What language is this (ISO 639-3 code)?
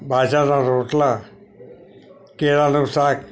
guj